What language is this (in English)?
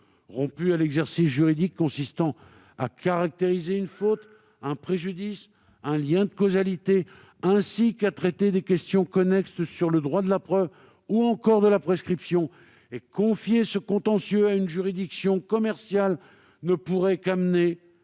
French